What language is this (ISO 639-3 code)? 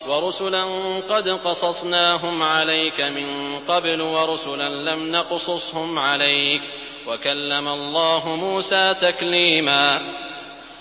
ara